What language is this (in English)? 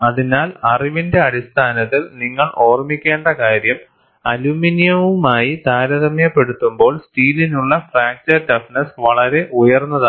Malayalam